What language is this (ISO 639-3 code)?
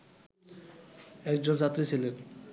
ben